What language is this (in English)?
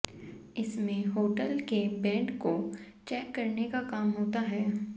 Hindi